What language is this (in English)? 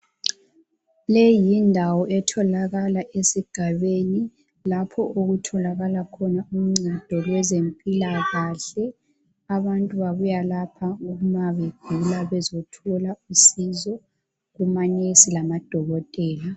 North Ndebele